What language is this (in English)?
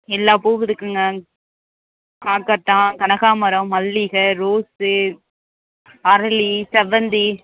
Tamil